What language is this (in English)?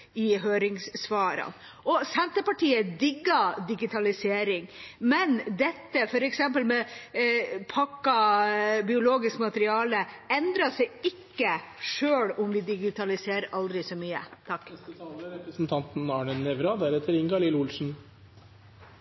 Norwegian Bokmål